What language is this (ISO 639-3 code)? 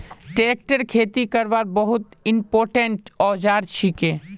mag